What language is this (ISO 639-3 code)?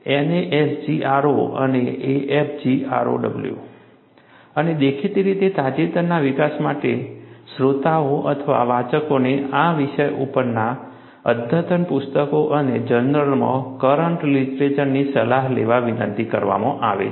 guj